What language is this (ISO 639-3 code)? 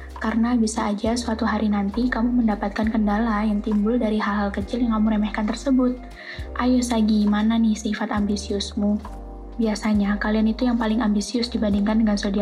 ind